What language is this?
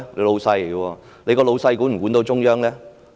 Cantonese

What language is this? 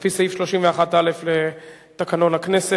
Hebrew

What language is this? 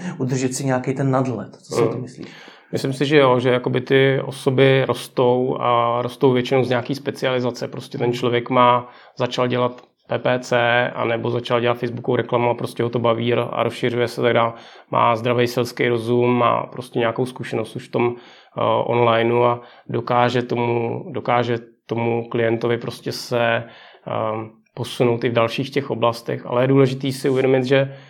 Czech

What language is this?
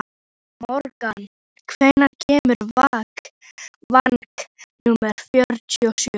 Icelandic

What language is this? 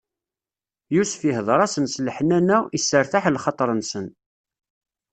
Kabyle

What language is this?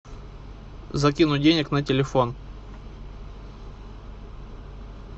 Russian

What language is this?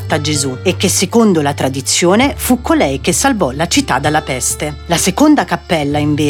Italian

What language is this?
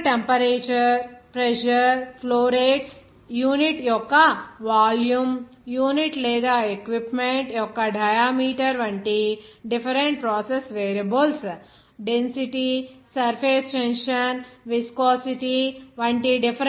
Telugu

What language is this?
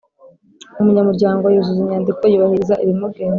Kinyarwanda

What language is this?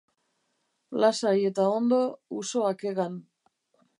Basque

